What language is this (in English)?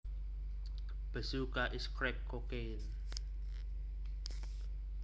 Javanese